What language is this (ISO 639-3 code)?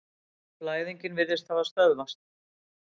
isl